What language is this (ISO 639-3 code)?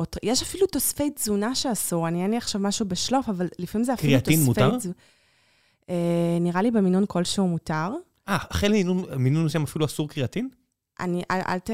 heb